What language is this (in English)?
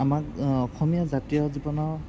Assamese